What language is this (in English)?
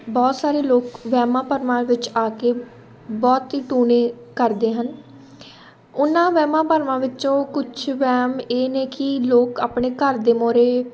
Punjabi